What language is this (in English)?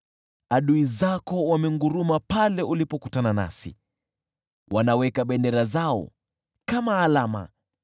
Swahili